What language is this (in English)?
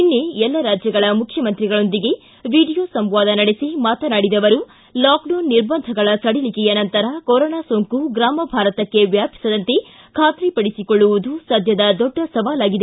Kannada